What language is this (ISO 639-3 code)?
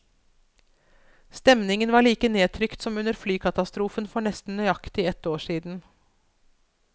nor